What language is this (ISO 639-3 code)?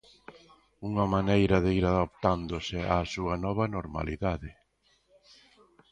glg